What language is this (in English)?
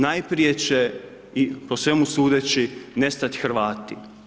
Croatian